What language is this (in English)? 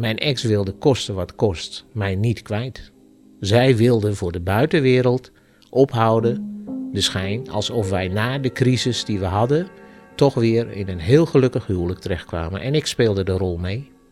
Dutch